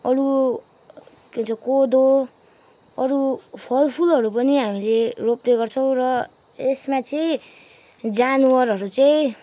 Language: Nepali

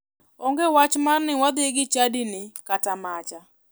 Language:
Luo (Kenya and Tanzania)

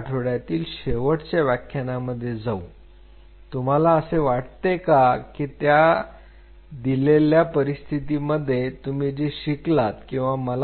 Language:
Marathi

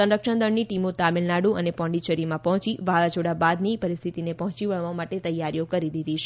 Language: Gujarati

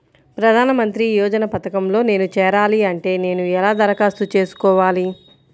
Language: Telugu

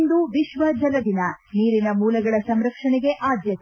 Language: Kannada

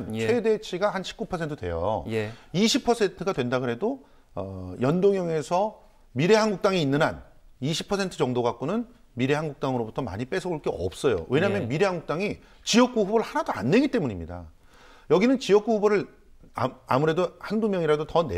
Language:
Korean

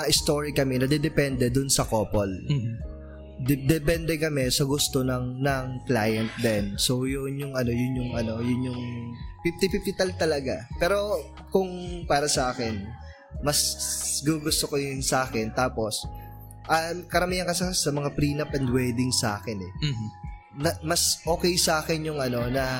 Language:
Filipino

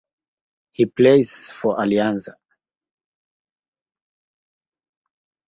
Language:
English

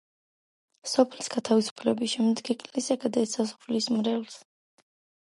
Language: Georgian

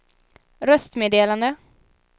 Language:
Swedish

